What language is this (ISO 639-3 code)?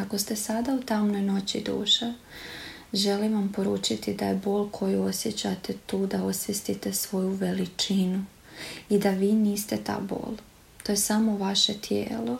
hrv